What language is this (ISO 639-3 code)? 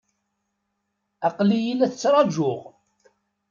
kab